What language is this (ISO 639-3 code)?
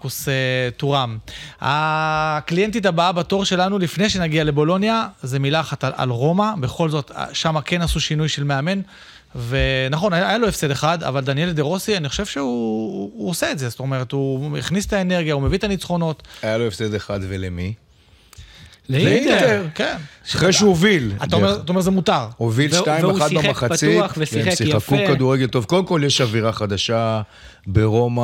heb